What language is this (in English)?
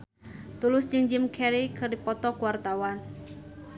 Sundanese